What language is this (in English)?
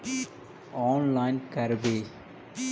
Magahi